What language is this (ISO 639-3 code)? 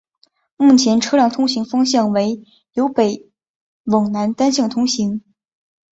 zho